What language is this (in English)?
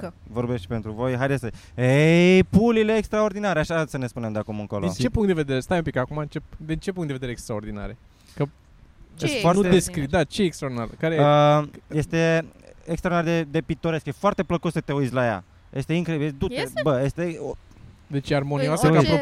Romanian